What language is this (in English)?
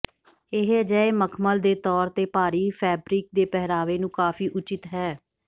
Punjabi